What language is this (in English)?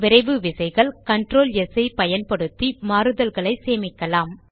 Tamil